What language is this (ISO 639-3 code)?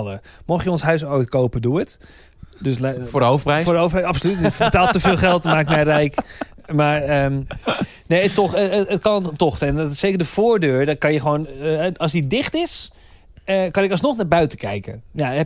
nld